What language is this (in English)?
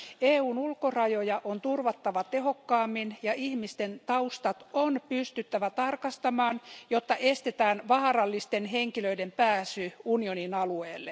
Finnish